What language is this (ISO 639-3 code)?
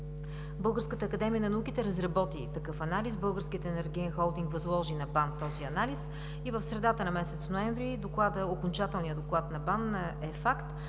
bul